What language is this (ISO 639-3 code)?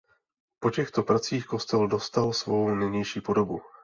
ces